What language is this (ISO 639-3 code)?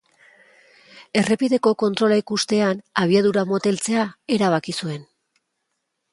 eus